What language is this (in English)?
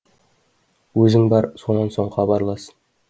Kazakh